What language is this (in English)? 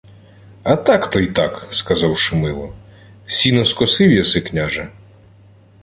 Ukrainian